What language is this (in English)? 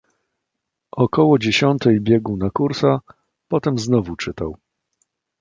Polish